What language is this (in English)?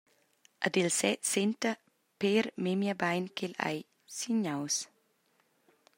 Romansh